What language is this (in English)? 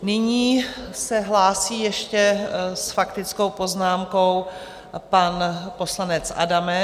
Czech